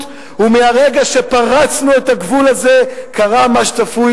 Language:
Hebrew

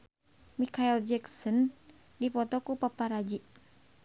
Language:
Sundanese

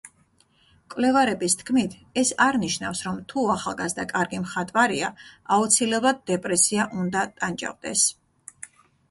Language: Georgian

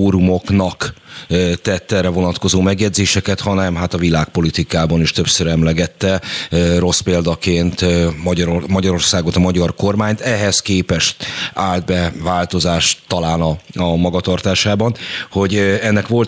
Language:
Hungarian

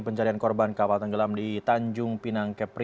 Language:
Indonesian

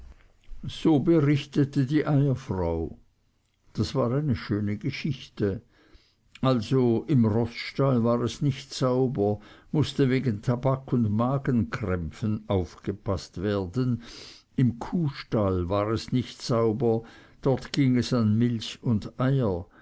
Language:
German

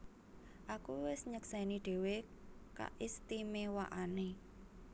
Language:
Javanese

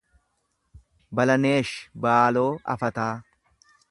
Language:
Oromo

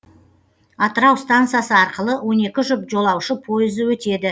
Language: Kazakh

